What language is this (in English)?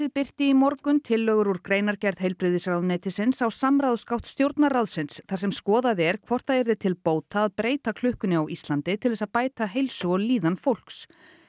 Icelandic